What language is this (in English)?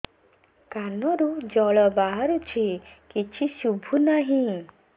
Odia